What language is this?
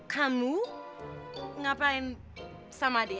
Indonesian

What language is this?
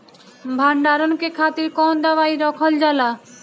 Bhojpuri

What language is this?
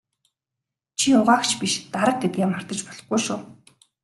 Mongolian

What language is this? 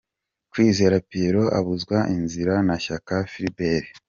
Kinyarwanda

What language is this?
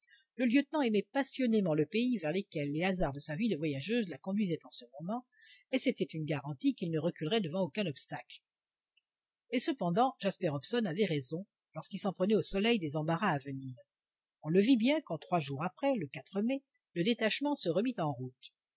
French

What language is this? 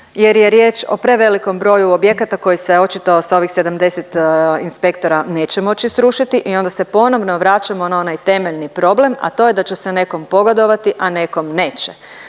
Croatian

